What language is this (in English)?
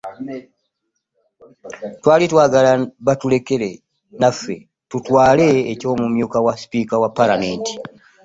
Ganda